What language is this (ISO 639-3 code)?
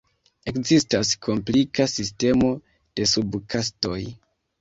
epo